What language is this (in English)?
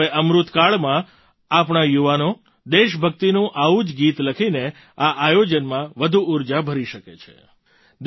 Gujarati